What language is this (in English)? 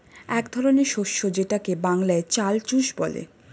Bangla